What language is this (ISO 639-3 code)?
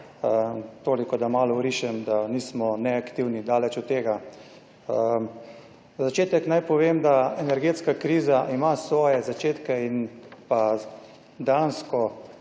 slv